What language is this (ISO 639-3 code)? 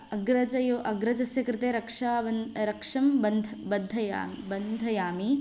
san